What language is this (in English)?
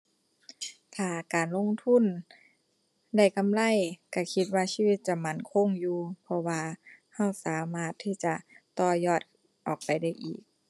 Thai